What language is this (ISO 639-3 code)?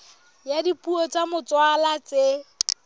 sot